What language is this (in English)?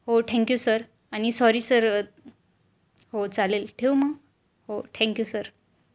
Marathi